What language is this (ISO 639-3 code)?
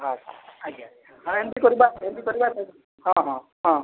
ori